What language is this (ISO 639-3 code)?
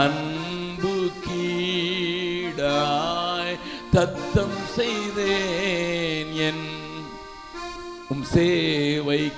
tam